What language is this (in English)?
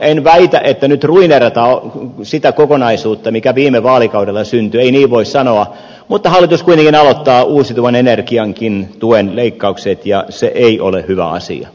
Finnish